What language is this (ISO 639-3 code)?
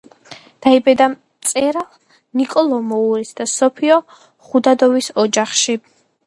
kat